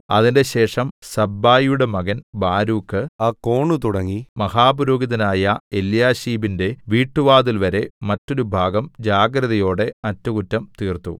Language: Malayalam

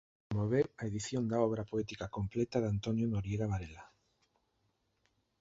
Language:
Galician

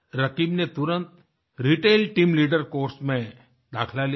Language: Hindi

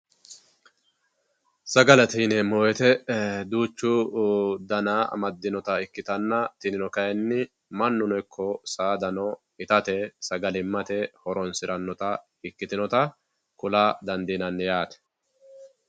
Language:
Sidamo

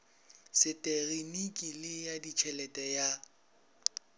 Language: Northern Sotho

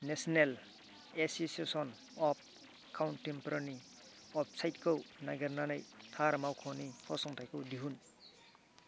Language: Bodo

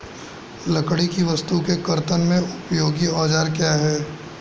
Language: Hindi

